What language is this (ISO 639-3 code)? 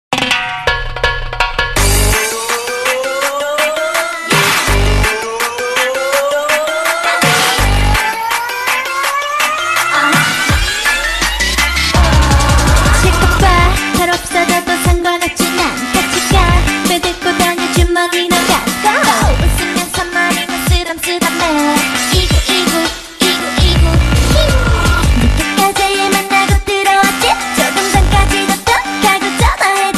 vie